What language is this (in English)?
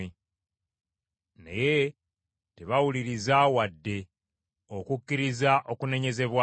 Ganda